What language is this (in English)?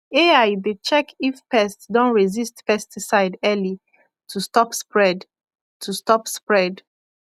Nigerian Pidgin